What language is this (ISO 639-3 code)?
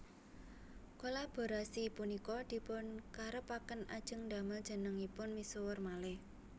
jav